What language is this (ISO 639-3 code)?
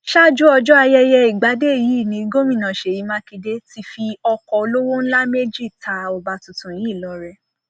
yor